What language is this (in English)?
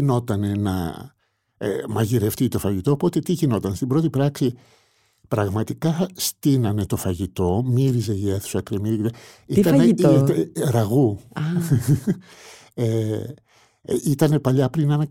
Greek